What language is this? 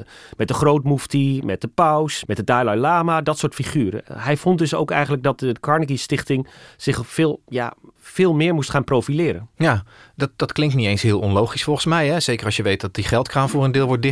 Dutch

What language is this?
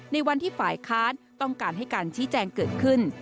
Thai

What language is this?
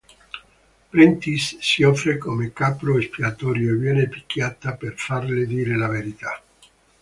Italian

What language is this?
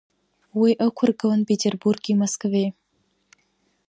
Abkhazian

